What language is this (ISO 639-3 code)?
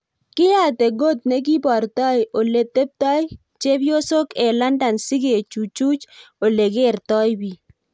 kln